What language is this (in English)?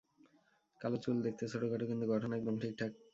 Bangla